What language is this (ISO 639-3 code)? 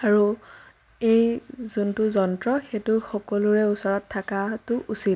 asm